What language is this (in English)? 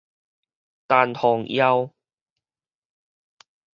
Min Nan Chinese